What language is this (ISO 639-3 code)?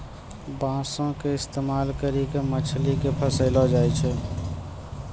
mai